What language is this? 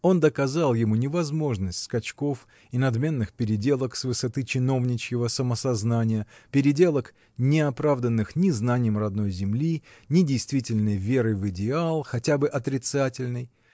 Russian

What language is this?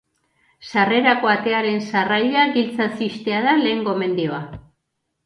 Basque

